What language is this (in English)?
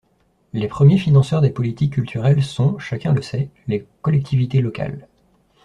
French